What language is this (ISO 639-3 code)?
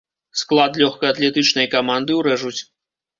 bel